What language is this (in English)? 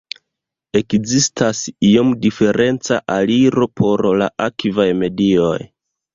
Esperanto